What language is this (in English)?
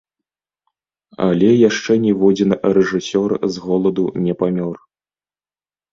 Belarusian